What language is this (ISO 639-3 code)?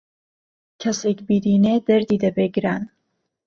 ckb